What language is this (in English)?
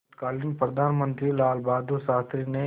Hindi